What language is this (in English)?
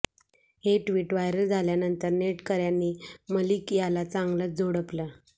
Marathi